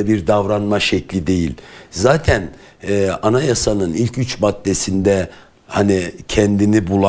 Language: Turkish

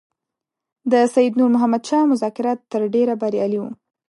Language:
Pashto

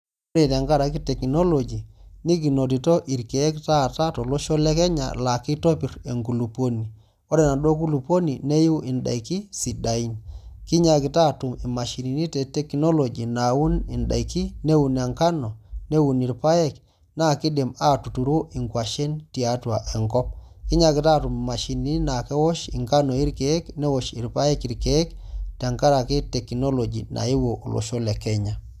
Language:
Masai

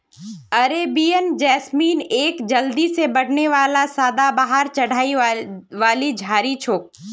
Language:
Magahi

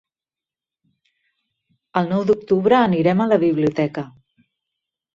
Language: Catalan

